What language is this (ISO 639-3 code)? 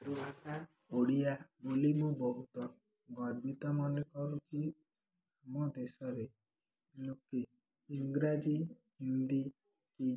ori